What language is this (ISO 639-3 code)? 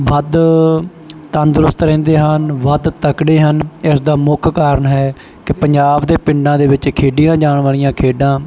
pan